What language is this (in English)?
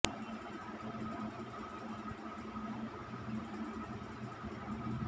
Kannada